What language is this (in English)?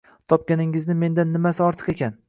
Uzbek